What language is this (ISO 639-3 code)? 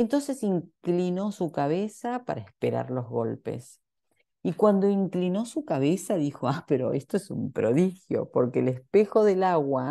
spa